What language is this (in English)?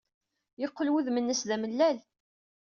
Kabyle